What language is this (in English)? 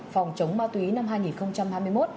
Vietnamese